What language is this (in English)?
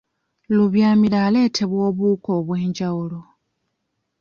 Ganda